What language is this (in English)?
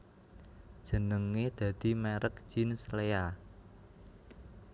Javanese